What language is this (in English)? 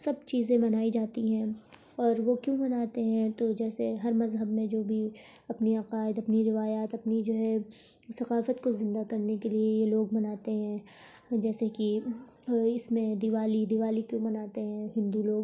Urdu